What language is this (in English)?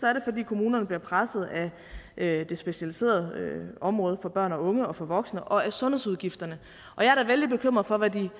Danish